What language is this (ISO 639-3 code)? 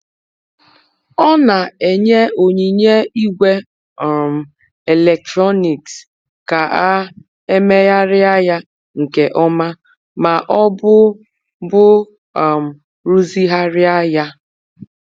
ibo